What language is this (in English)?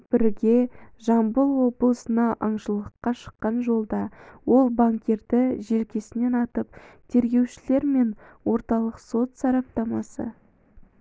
Kazakh